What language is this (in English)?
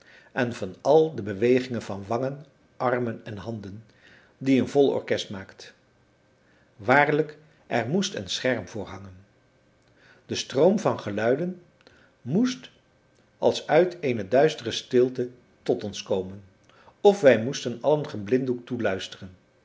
Dutch